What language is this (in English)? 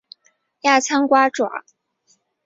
Chinese